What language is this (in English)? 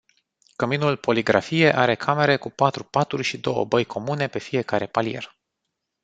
Romanian